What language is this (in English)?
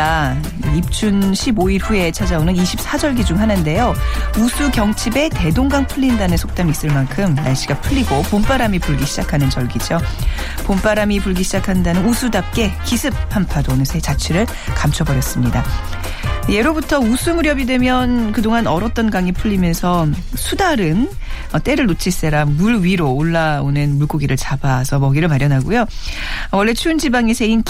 Korean